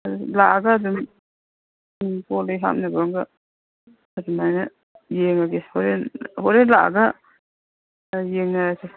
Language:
Manipuri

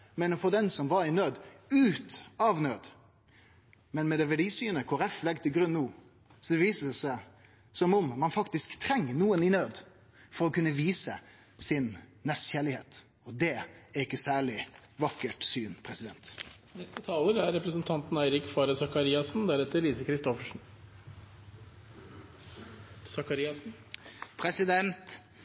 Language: Norwegian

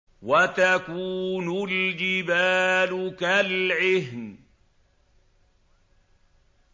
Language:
Arabic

